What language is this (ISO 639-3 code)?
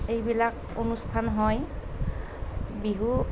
asm